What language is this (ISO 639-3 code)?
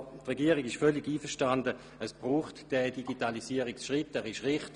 gsw